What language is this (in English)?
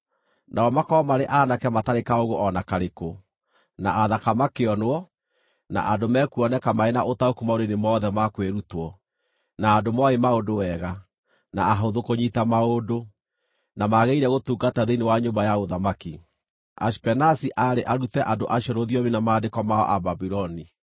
Kikuyu